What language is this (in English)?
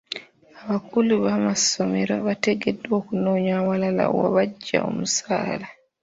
Ganda